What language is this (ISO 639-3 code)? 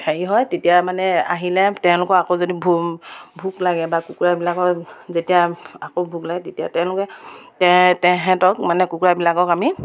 asm